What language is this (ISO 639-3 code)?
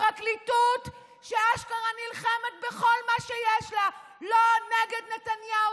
heb